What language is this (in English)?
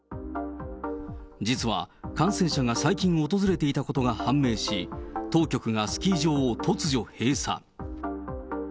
Japanese